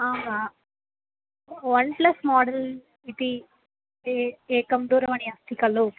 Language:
Sanskrit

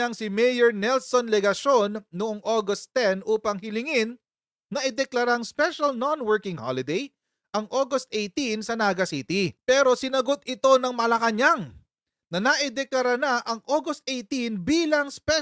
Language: Filipino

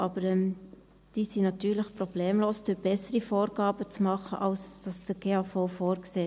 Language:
Swiss German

